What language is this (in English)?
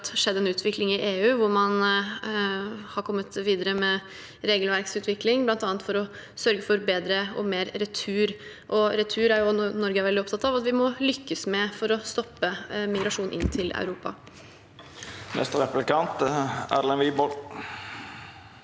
Norwegian